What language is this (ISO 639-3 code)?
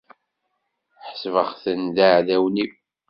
kab